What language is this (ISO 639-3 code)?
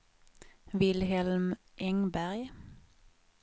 swe